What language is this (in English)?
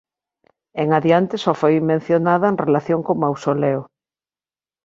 Galician